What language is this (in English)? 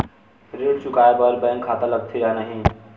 Chhattisgarhi